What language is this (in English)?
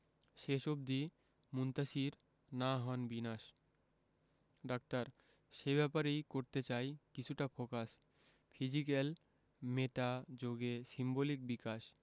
Bangla